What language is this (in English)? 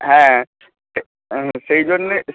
Bangla